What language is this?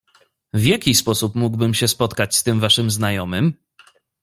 Polish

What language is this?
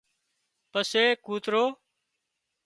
Wadiyara Koli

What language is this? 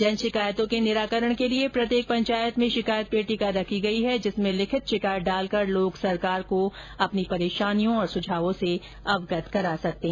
Hindi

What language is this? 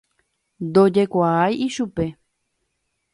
Guarani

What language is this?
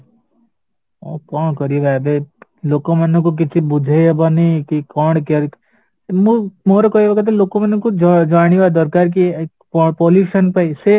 Odia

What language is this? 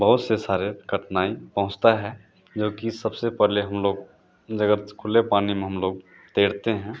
Hindi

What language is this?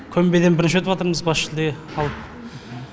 Kazakh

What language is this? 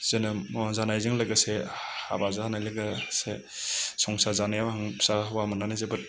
Bodo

